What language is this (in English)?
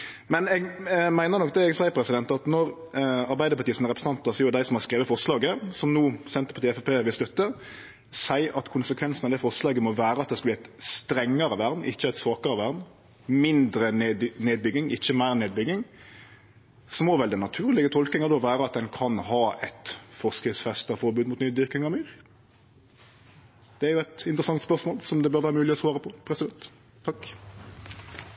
Norwegian Nynorsk